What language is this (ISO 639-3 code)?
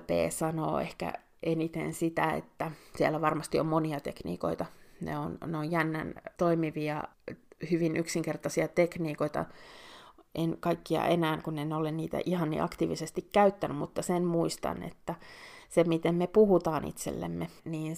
fin